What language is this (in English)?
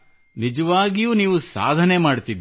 Kannada